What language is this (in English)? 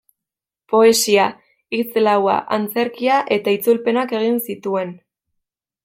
Basque